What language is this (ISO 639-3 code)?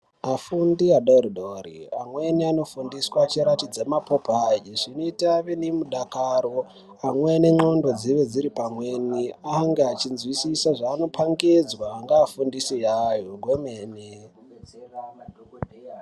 ndc